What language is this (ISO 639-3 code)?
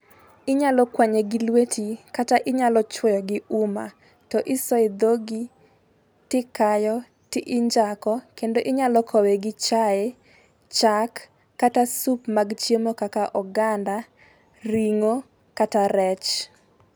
luo